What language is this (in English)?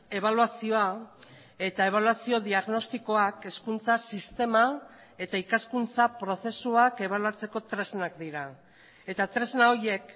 Basque